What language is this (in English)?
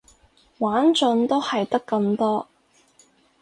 Cantonese